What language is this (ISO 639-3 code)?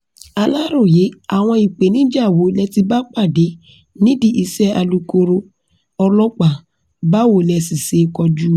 yor